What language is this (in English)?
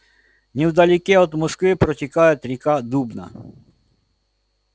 Russian